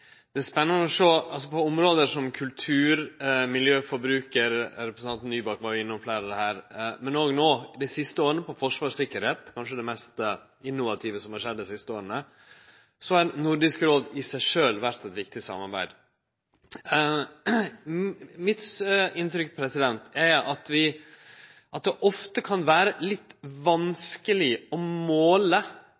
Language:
Norwegian Nynorsk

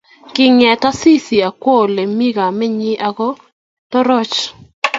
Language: Kalenjin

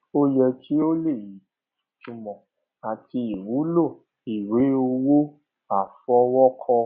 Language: Yoruba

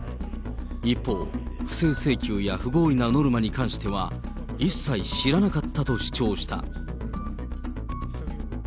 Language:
Japanese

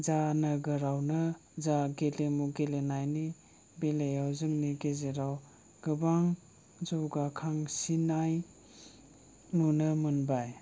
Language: Bodo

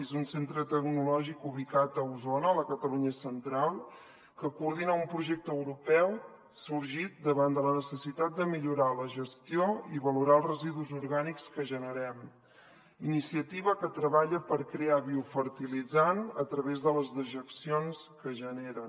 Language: Catalan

